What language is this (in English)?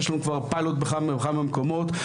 Hebrew